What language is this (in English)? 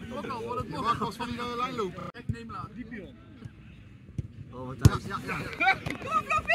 Dutch